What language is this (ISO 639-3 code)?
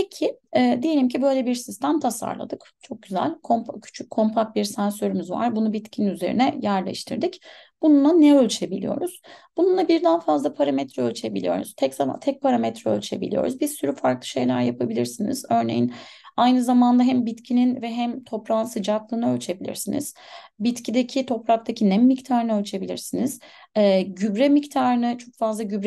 tur